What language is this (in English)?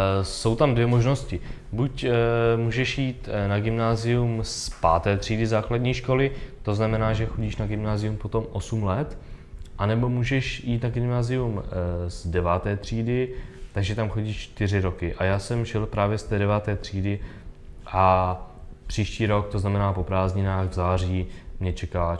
Czech